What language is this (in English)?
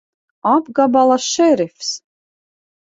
Latvian